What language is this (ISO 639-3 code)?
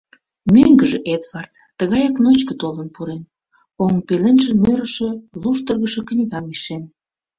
chm